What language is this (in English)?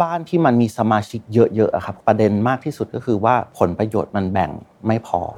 Thai